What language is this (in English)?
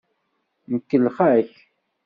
Kabyle